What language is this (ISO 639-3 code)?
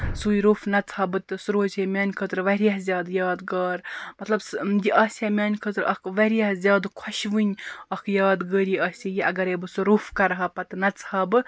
kas